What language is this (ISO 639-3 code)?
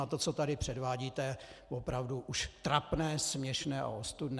ces